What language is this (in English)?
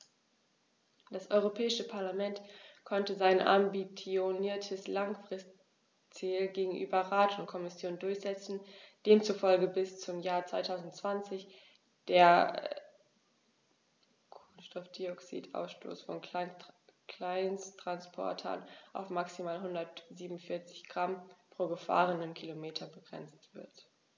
German